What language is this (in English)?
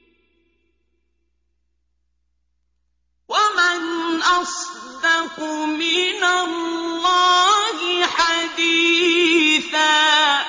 Arabic